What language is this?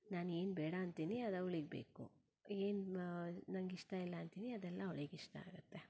Kannada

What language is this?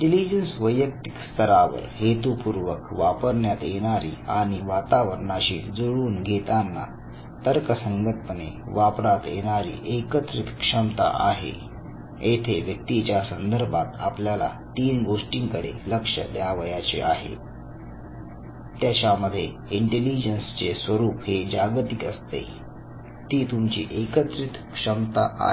Marathi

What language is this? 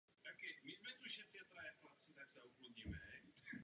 Czech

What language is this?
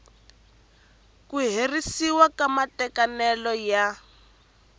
Tsonga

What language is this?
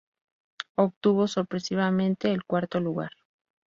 Spanish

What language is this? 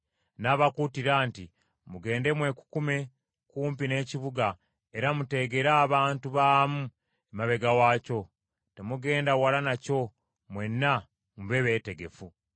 Ganda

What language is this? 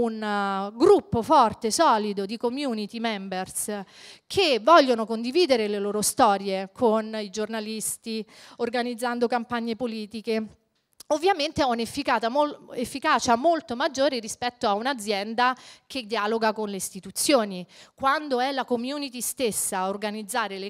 Italian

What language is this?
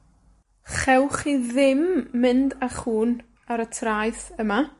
Welsh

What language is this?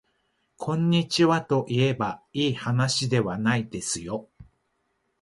Japanese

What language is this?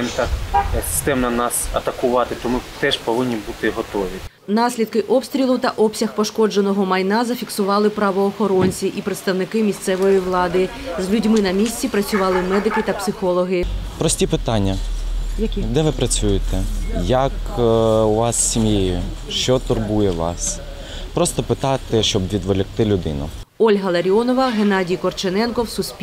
Ukrainian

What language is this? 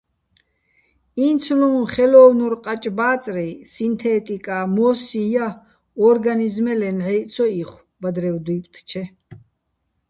Bats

